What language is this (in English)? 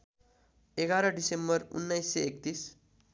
Nepali